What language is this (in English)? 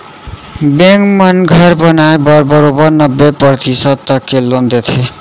Chhattisgarhi